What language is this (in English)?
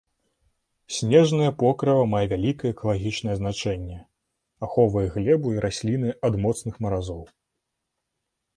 Belarusian